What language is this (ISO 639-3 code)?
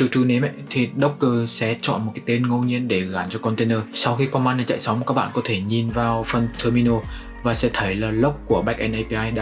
vie